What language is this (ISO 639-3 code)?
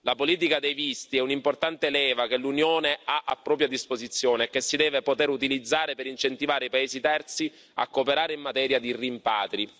ita